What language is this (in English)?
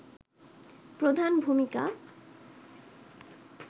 Bangla